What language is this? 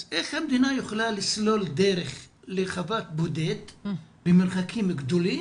Hebrew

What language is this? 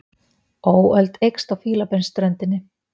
Icelandic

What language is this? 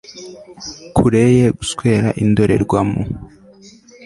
Kinyarwanda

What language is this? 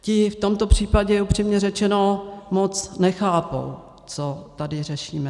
Czech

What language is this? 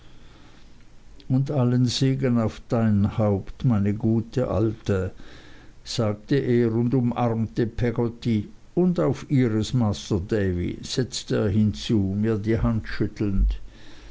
German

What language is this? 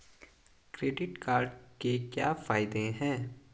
Hindi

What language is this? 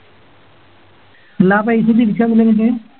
Malayalam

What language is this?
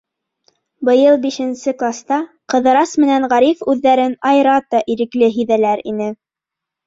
Bashkir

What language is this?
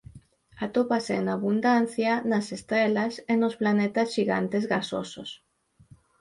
Galician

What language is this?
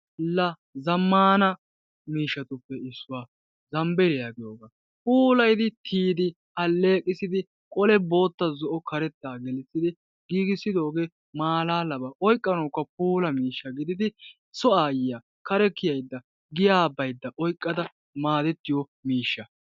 Wolaytta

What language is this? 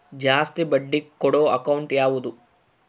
Kannada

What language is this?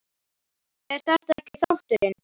Icelandic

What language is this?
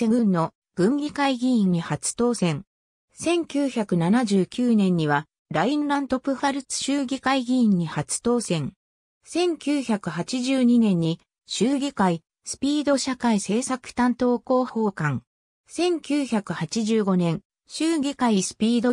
Japanese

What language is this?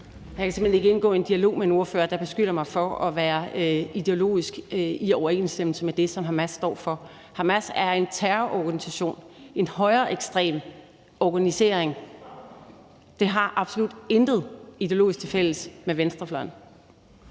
Danish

